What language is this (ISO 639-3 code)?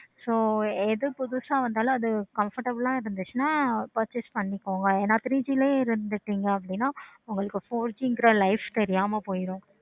tam